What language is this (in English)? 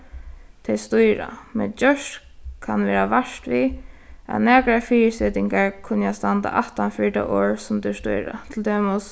Faroese